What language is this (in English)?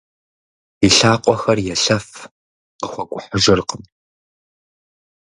Kabardian